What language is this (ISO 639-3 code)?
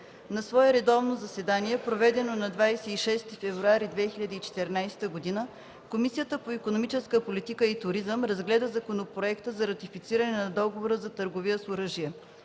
bul